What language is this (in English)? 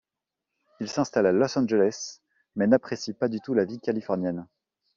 French